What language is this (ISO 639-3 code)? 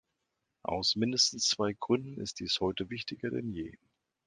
deu